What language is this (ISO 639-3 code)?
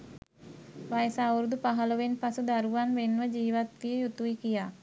sin